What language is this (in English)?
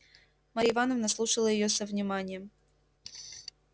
Russian